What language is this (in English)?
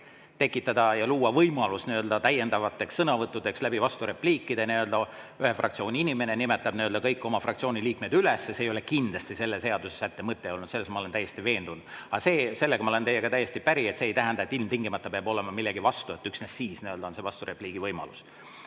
Estonian